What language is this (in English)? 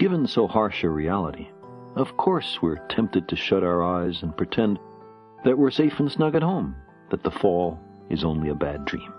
English